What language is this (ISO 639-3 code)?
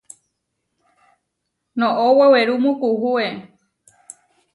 var